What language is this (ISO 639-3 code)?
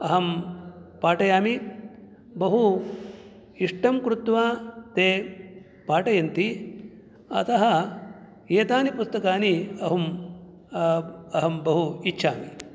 san